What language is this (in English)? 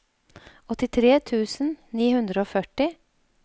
Norwegian